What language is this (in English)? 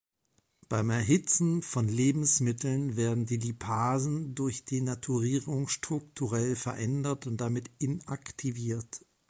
German